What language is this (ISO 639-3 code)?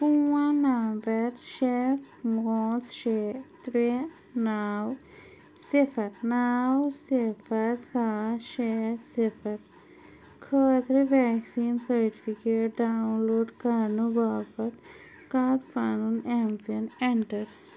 kas